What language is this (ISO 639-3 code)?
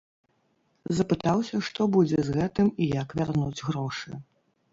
bel